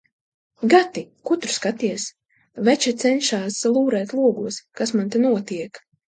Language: Latvian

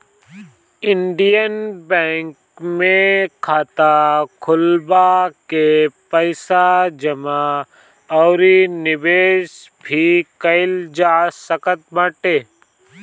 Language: Bhojpuri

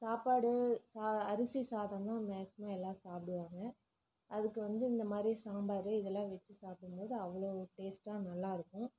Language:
Tamil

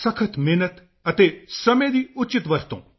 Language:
Punjabi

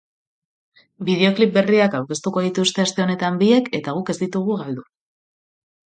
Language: Basque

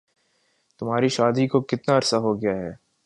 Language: Urdu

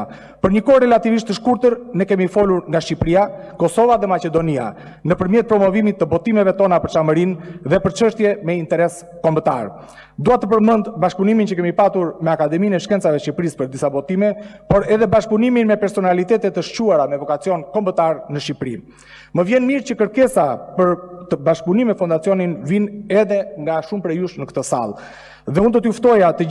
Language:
Romanian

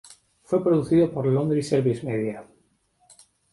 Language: Spanish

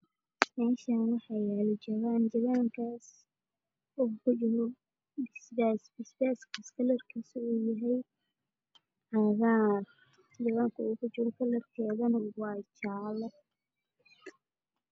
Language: Somali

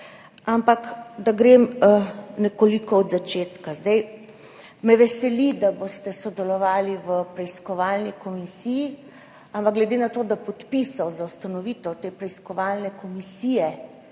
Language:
Slovenian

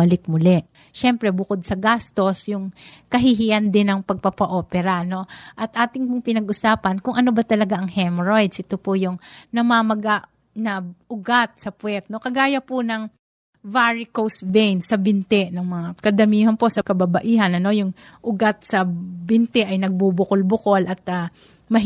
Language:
Filipino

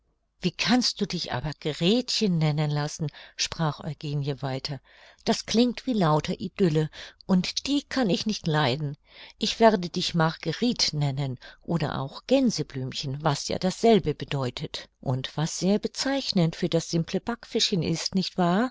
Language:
German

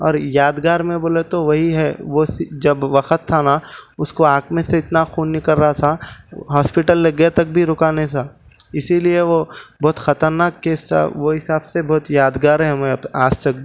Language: Urdu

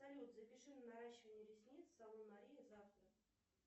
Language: Russian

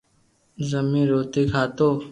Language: Loarki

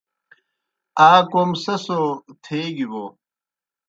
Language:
Kohistani Shina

